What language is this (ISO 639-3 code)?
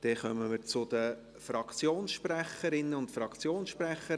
gsw